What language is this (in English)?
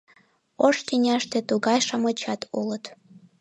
Mari